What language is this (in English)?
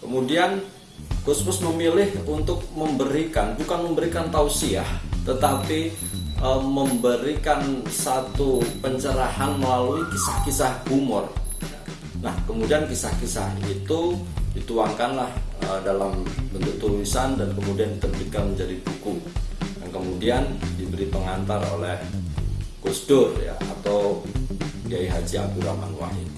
Indonesian